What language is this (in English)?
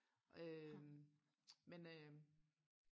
Danish